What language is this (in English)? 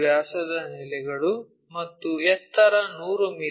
Kannada